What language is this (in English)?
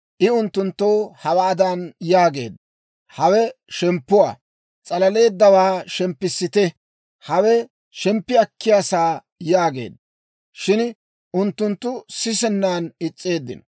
Dawro